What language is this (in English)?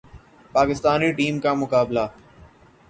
Urdu